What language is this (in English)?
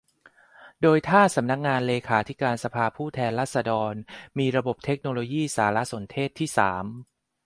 Thai